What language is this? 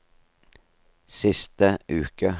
Norwegian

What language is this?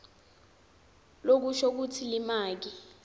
Swati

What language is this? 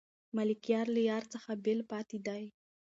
Pashto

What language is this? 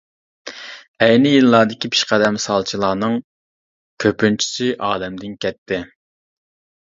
Uyghur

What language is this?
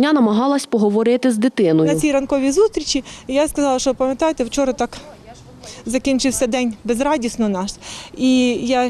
Ukrainian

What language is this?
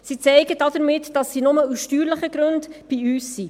Swiss German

